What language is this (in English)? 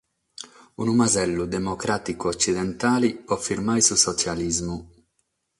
Sardinian